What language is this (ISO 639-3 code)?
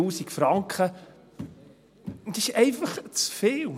gsw